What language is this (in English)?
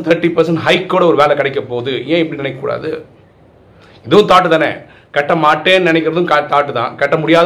Tamil